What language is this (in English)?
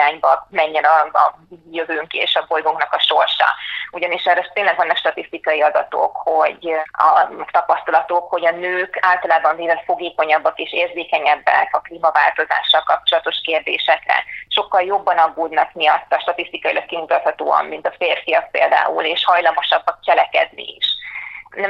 Hungarian